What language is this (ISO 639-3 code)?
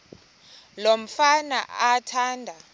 xho